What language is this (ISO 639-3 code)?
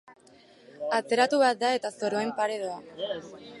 eus